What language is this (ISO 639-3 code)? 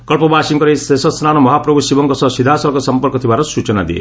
ori